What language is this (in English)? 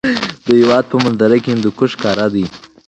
Pashto